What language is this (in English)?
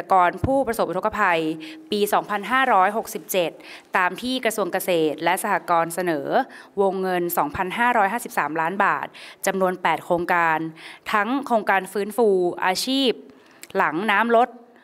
Thai